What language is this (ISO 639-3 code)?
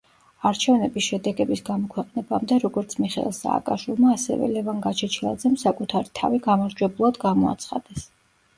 kat